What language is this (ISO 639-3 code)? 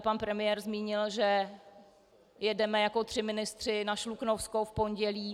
ces